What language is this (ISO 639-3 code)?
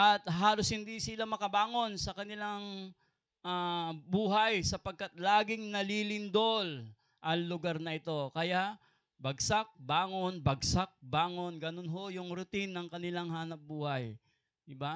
fil